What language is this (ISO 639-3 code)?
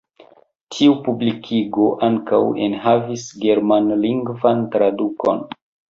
epo